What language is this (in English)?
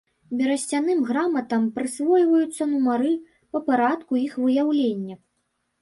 Belarusian